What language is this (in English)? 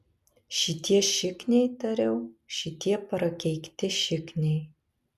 Lithuanian